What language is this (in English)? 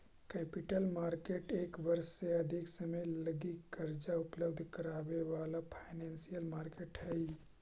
Magahi